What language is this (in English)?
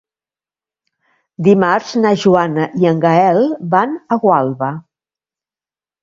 Catalan